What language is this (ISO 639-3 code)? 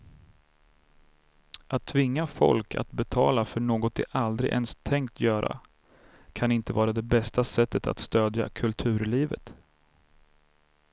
swe